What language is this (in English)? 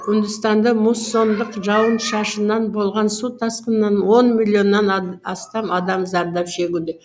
Kazakh